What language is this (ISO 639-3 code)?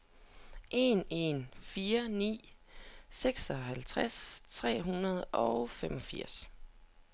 dan